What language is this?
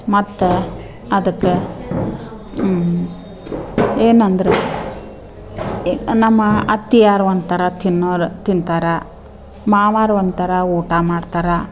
Kannada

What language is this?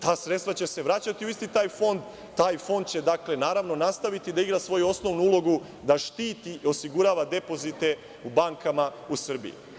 Serbian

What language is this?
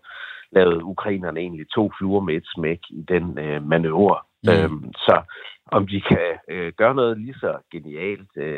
Danish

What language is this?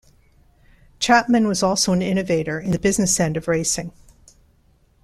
English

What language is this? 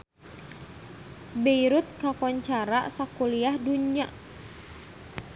Sundanese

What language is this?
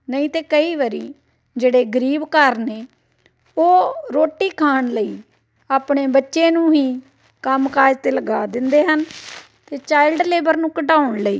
Punjabi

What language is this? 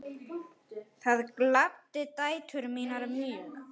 Icelandic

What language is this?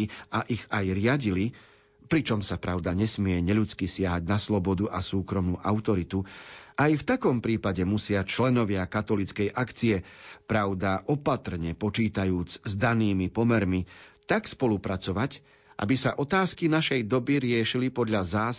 Slovak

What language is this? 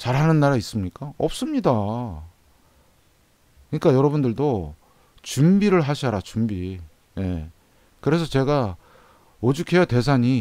Korean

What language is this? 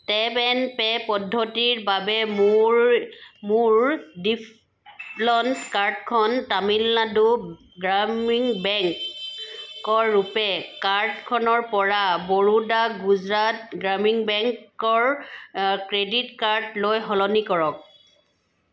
Assamese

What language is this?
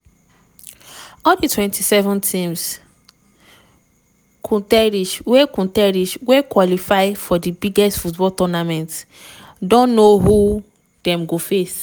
Nigerian Pidgin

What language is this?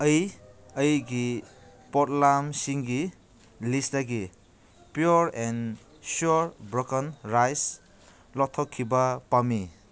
Manipuri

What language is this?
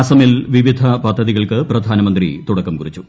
Malayalam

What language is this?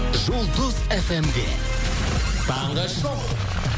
Kazakh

